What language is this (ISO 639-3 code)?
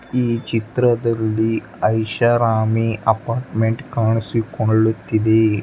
kan